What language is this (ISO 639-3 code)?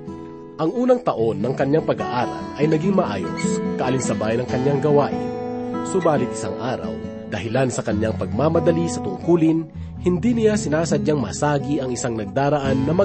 fil